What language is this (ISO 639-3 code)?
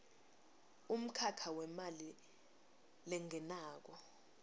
ssw